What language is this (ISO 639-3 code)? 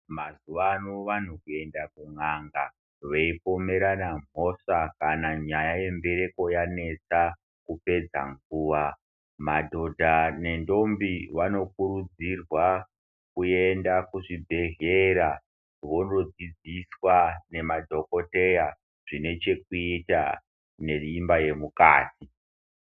ndc